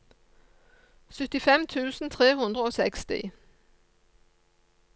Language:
Norwegian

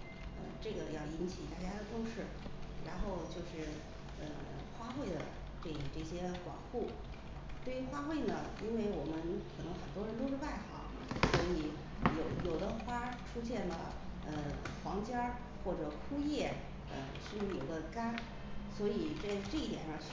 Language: Chinese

